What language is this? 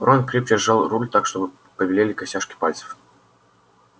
Russian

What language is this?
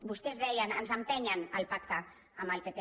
Catalan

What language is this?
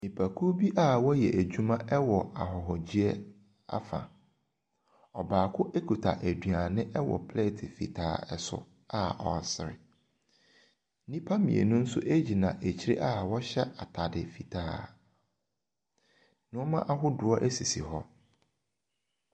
Akan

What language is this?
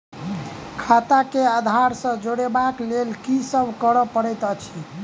Maithili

